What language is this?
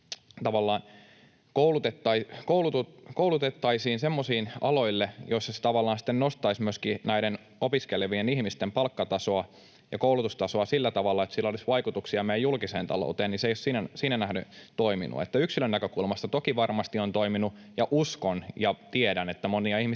Finnish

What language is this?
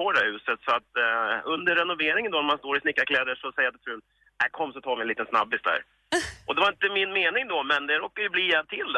Swedish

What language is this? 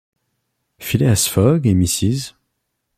French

